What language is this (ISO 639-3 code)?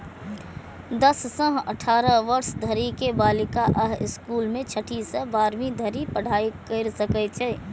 mai